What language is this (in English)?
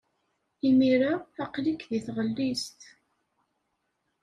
Kabyle